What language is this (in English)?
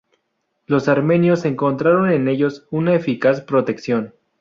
Spanish